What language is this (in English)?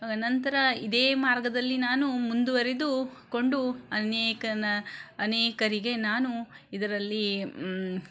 Kannada